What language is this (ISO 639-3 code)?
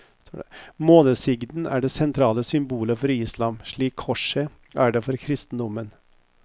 nor